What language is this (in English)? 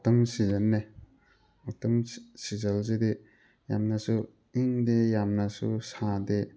Manipuri